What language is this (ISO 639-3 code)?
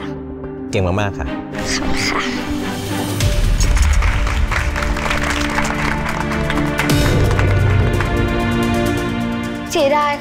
tha